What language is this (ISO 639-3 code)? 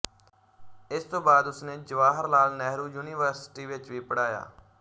pan